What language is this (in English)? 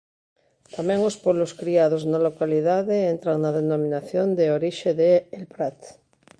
Galician